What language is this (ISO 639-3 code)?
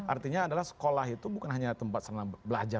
ind